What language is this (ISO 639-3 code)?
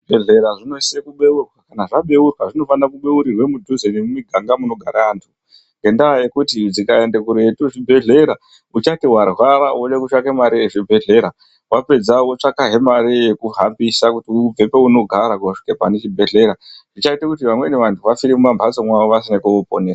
ndc